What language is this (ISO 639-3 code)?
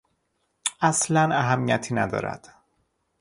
fas